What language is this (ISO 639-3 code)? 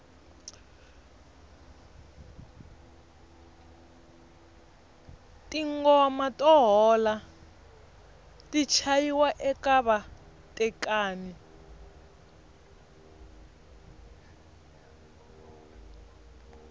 tso